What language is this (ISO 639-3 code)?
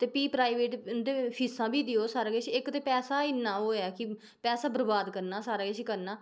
doi